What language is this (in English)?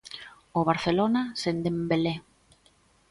Galician